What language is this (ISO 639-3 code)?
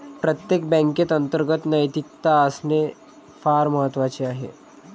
mar